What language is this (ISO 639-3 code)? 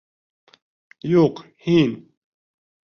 bak